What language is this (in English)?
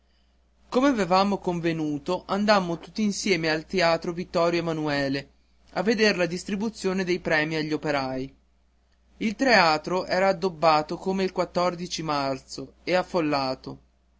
Italian